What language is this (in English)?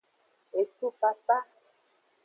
Aja (Benin)